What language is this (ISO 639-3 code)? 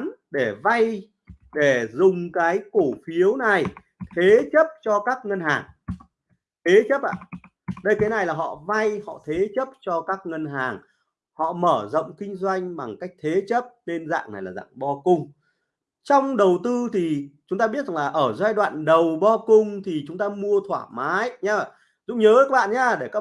vie